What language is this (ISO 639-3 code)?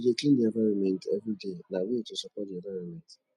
pcm